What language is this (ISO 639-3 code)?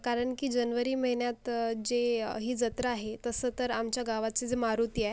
mar